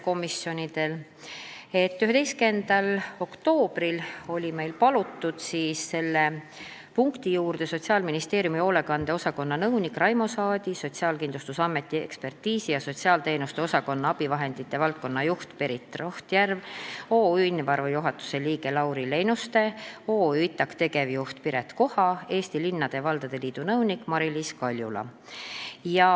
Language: Estonian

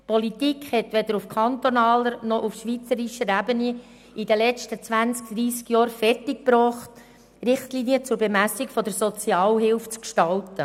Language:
Swiss German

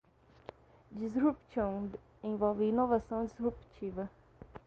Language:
Portuguese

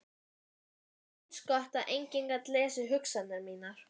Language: Icelandic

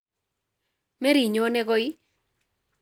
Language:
Kalenjin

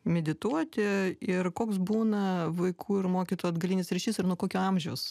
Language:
Lithuanian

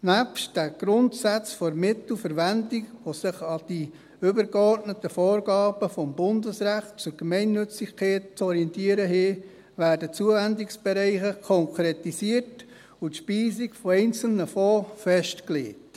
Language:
Swiss German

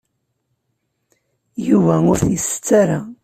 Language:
Kabyle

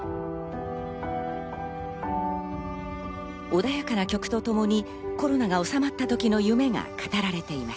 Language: Japanese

